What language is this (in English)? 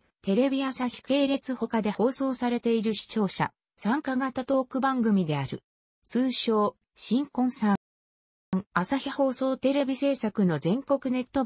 Japanese